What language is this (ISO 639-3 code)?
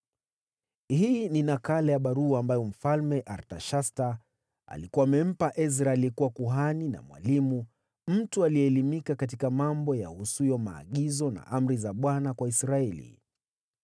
swa